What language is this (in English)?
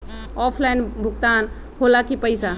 Magahi